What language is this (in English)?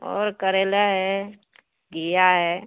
Urdu